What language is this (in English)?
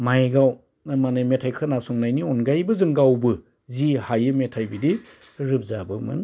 Bodo